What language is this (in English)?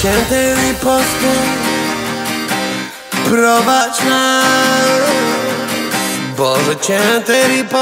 Polish